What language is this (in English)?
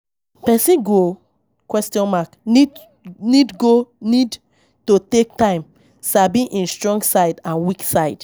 Nigerian Pidgin